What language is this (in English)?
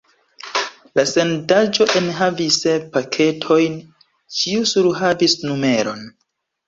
Esperanto